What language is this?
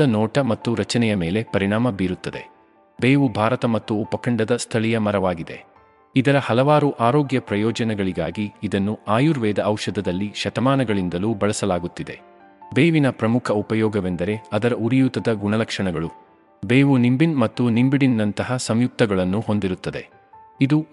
Kannada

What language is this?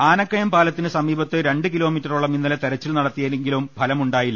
Malayalam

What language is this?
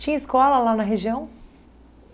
Portuguese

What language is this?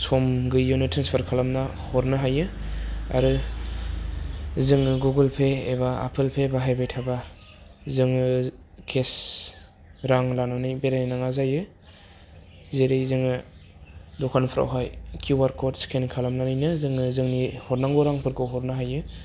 Bodo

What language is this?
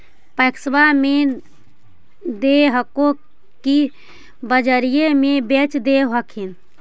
Magahi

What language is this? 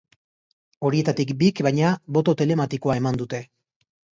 Basque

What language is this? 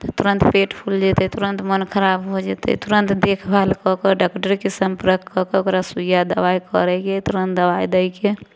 Maithili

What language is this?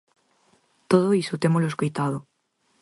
Galician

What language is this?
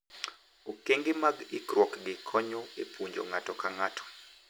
Luo (Kenya and Tanzania)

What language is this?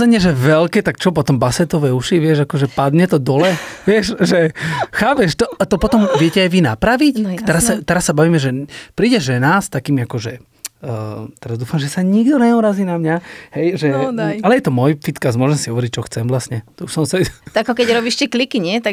Slovak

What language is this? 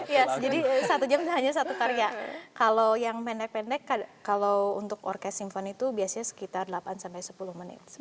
Indonesian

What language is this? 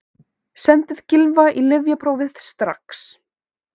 Icelandic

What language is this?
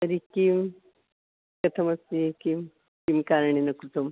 Sanskrit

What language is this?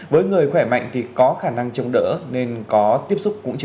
Vietnamese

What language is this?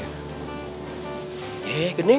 Indonesian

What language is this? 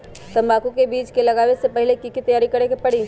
Magahi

